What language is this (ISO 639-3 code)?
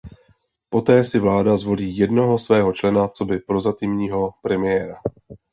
ces